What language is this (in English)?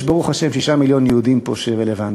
Hebrew